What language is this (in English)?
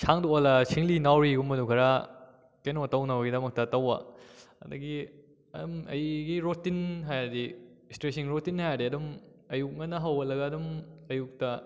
Manipuri